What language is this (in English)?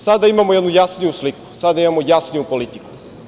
Serbian